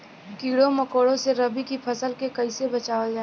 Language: Bhojpuri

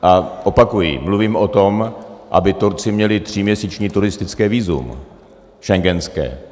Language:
Czech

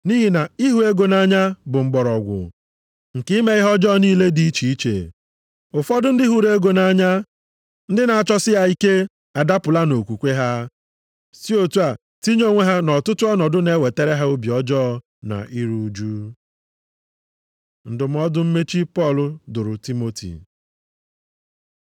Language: Igbo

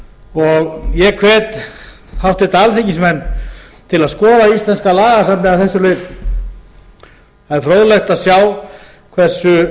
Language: Icelandic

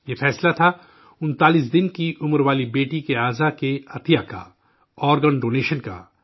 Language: Urdu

